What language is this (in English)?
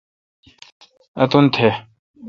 Kalkoti